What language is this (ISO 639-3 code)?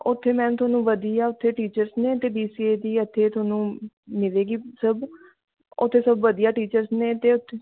pan